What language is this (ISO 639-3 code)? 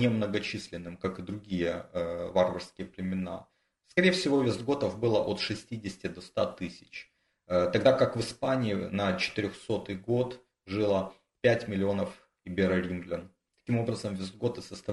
rus